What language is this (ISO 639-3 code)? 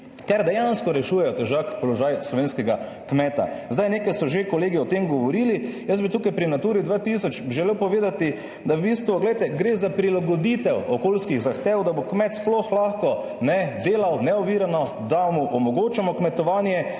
slv